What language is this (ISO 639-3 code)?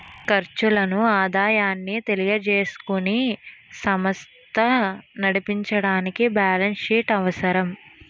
tel